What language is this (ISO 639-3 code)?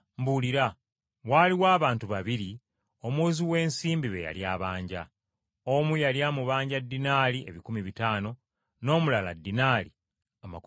lug